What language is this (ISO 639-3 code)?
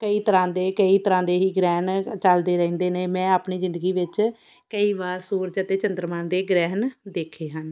pan